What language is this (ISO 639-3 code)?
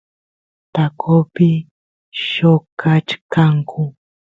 qus